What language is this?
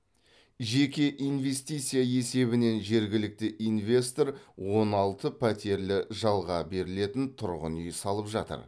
Kazakh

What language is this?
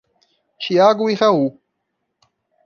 Portuguese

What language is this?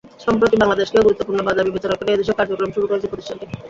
Bangla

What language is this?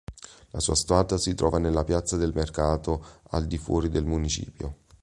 Italian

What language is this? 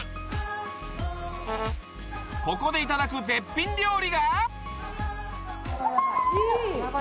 Japanese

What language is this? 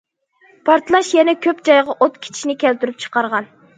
Uyghur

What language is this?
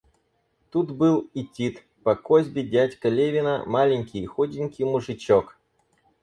Russian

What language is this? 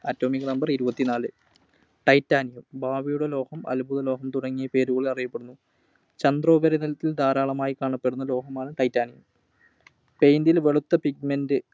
Malayalam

